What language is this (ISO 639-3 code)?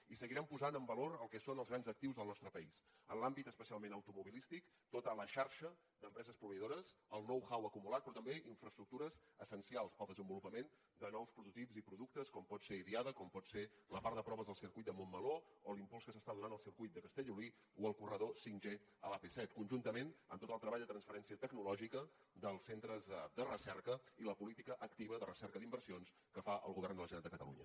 cat